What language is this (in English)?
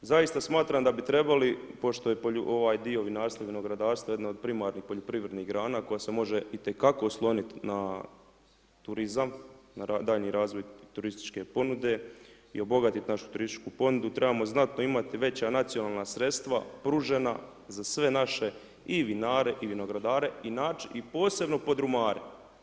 Croatian